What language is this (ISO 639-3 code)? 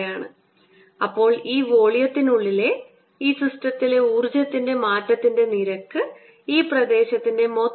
mal